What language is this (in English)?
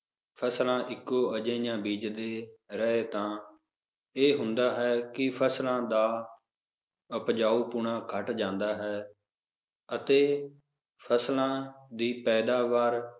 Punjabi